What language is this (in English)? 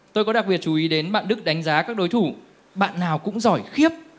Vietnamese